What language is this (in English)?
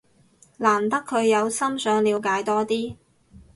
Cantonese